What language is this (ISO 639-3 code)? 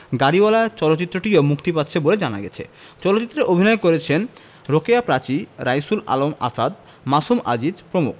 ben